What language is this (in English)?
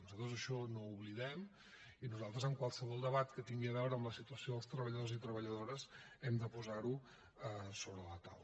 Catalan